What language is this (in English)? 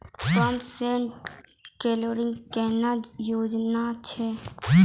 Maithili